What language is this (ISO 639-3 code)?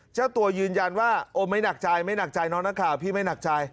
tha